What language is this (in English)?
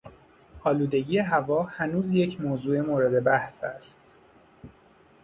Persian